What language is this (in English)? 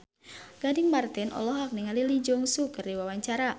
Sundanese